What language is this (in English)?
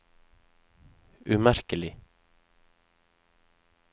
Norwegian